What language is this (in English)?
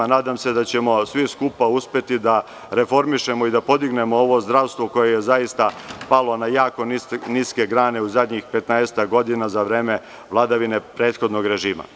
Serbian